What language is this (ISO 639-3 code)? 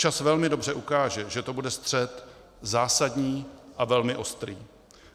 ces